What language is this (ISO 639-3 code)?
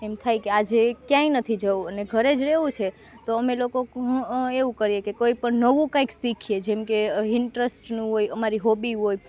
guj